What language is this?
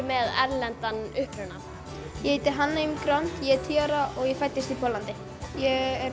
Icelandic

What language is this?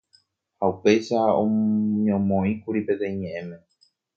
Guarani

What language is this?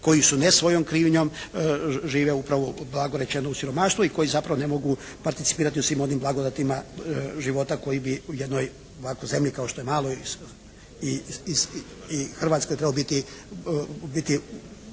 Croatian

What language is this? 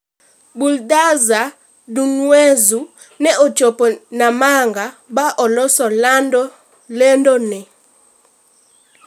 Luo (Kenya and Tanzania)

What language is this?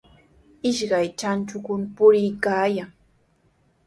Sihuas Ancash Quechua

